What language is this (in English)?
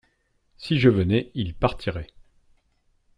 French